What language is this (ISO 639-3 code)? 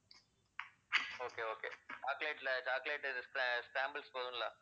tam